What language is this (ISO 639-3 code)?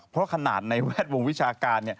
tha